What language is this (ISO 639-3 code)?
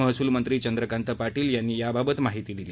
mar